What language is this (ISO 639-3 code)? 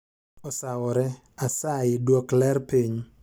luo